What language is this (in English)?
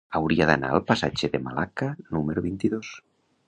Catalan